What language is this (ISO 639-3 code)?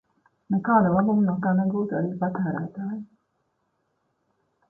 lav